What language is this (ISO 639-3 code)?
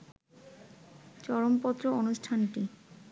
ben